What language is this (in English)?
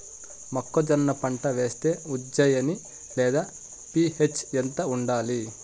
Telugu